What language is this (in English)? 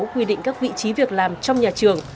Vietnamese